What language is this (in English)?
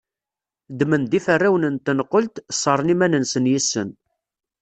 Kabyle